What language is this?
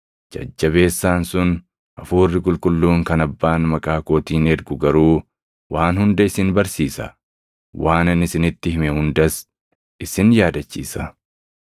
Oromo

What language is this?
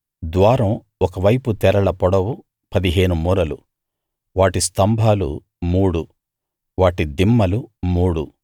Telugu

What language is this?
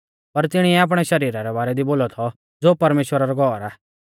Mahasu Pahari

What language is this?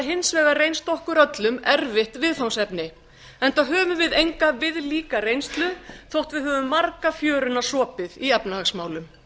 Icelandic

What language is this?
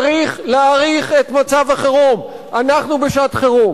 Hebrew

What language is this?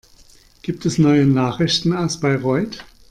German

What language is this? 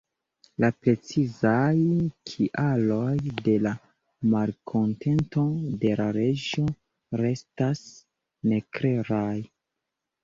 Esperanto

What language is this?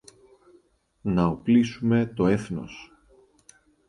Greek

